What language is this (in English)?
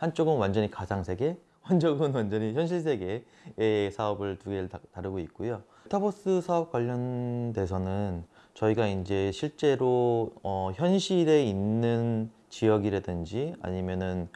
Korean